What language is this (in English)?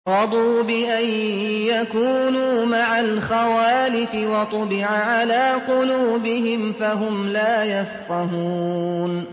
Arabic